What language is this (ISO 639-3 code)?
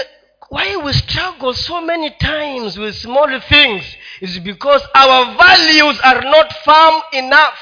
swa